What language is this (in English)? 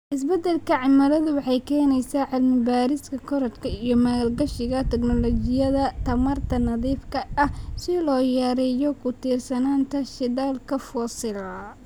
Somali